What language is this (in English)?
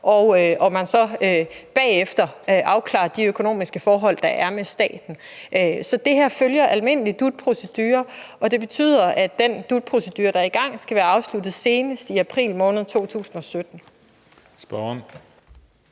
Danish